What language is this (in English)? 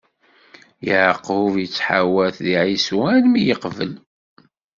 Kabyle